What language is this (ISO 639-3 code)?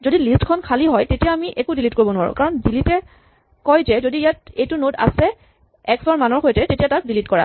asm